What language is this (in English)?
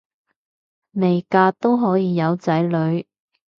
Cantonese